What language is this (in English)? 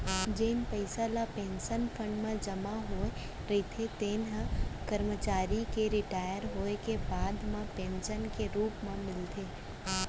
Chhattisgarhi